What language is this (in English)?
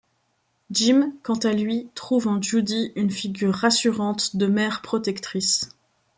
French